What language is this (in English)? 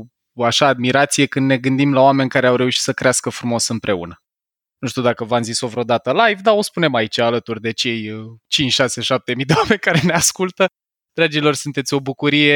Romanian